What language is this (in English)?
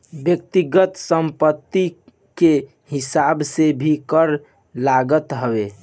Bhojpuri